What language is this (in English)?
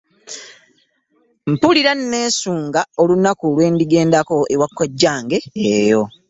Ganda